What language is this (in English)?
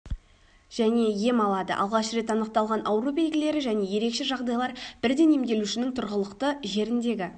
Kazakh